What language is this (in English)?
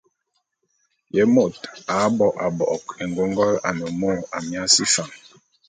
Bulu